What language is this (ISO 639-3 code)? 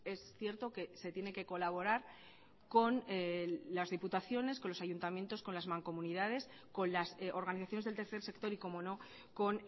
spa